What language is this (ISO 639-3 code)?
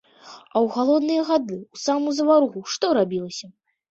bel